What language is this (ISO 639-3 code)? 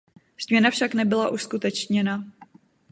ces